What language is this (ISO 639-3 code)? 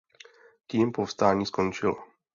ces